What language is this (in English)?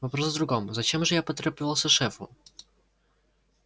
Russian